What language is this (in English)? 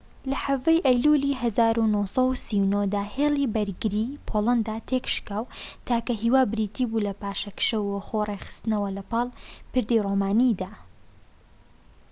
Central Kurdish